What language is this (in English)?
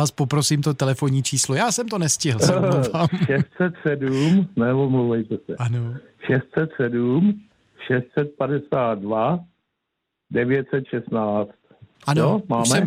Czech